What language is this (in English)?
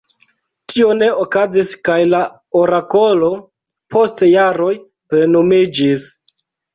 Esperanto